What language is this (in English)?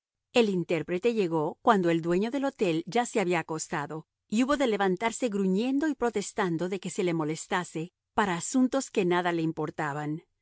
Spanish